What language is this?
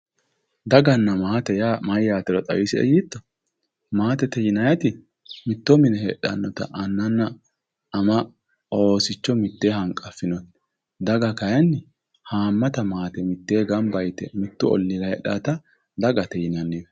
Sidamo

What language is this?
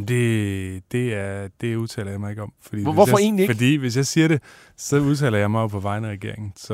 Danish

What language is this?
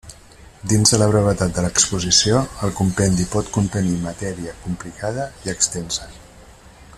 Catalan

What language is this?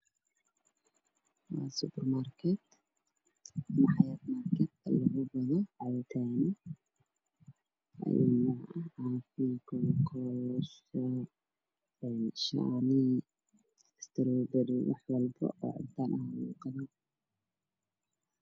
Somali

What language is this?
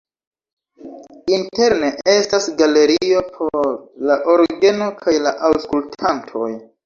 Esperanto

